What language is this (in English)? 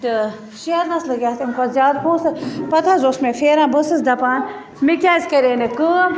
Kashmiri